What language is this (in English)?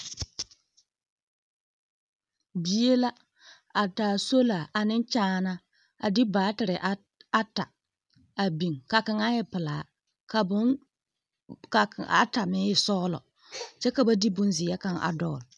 Southern Dagaare